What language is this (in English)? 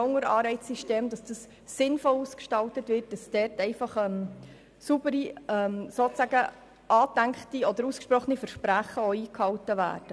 Swiss German